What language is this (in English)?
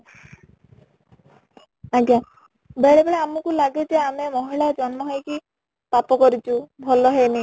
Odia